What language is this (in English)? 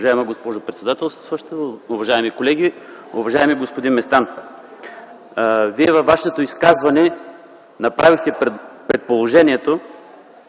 Bulgarian